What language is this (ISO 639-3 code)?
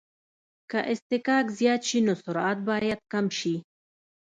pus